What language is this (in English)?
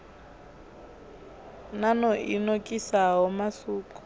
Venda